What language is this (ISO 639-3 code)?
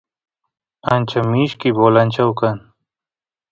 qus